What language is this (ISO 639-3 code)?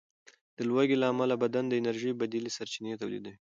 pus